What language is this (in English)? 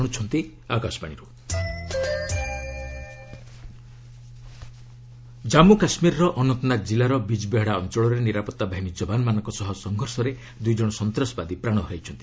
Odia